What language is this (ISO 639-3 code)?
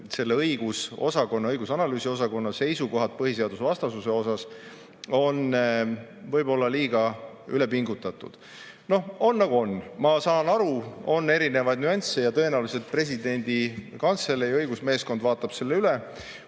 est